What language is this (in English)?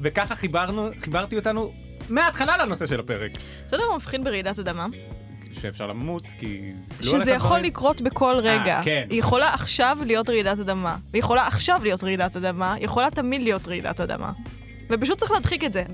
Hebrew